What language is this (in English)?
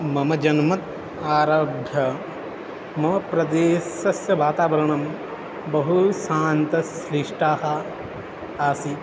Sanskrit